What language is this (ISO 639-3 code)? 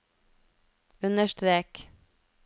nor